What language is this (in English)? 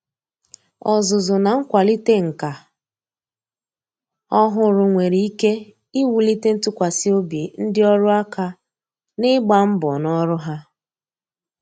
Igbo